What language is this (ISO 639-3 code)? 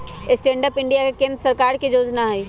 mag